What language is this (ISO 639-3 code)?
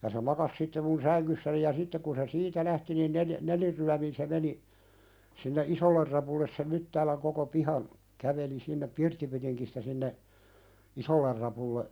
fin